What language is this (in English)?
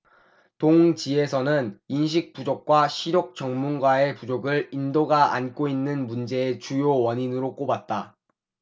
Korean